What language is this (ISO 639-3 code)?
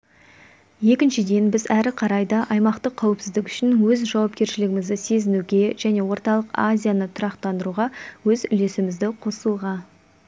kaz